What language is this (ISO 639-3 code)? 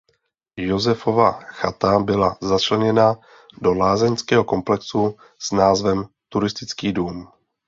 ces